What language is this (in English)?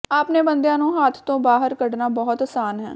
Punjabi